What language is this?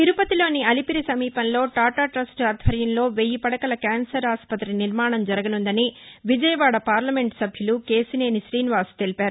Telugu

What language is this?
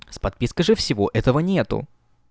Russian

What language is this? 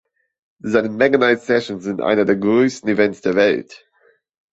German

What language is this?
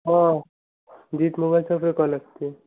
Odia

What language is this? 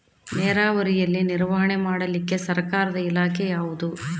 Kannada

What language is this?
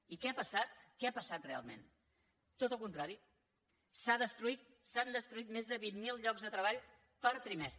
Catalan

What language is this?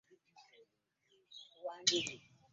Ganda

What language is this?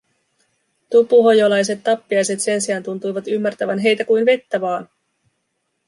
Finnish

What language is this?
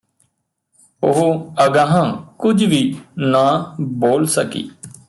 Punjabi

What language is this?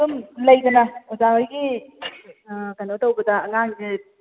Manipuri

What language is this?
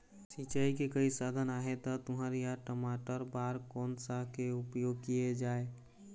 Chhattisgarhi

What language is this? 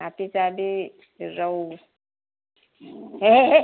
Manipuri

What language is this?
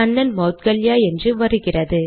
Tamil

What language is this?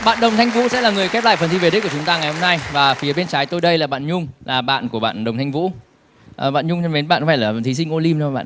Vietnamese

